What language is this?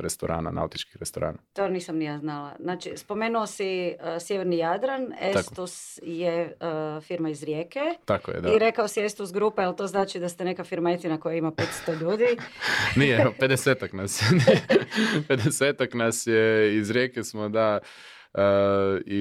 Croatian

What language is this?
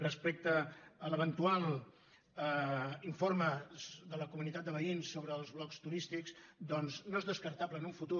Catalan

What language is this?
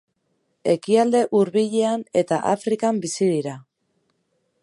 Basque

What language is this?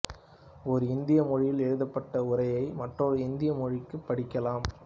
Tamil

